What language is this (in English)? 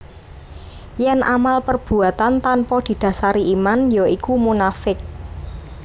Javanese